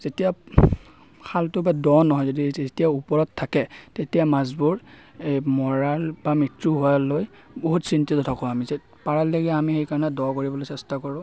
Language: Assamese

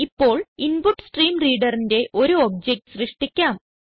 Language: Malayalam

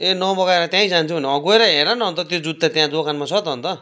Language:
Nepali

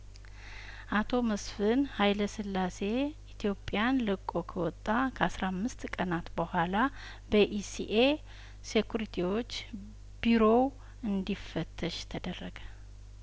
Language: Amharic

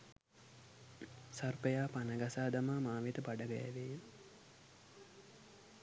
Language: Sinhala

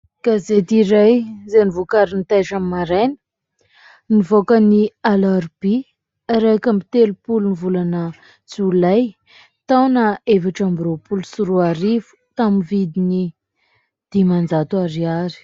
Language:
Malagasy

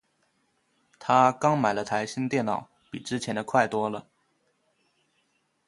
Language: Chinese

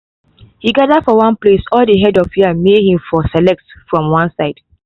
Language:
Nigerian Pidgin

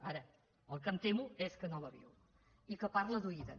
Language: Catalan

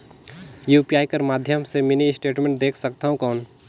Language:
Chhattisgarhi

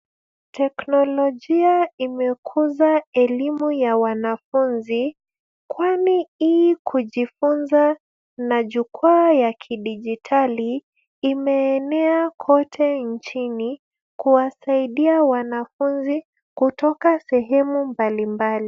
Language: Swahili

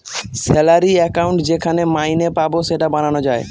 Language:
Bangla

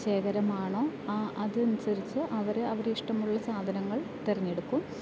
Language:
Malayalam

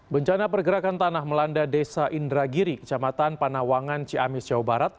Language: Indonesian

